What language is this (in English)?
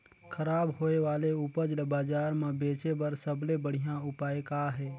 Chhattisgarhi